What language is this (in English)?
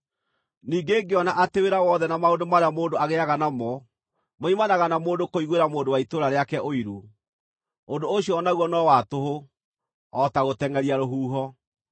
Kikuyu